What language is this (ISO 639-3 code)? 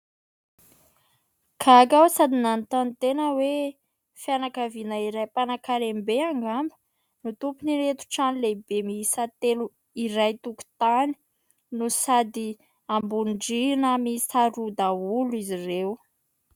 mlg